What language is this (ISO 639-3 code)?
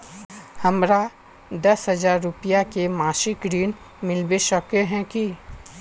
mag